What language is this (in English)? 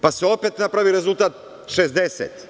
Serbian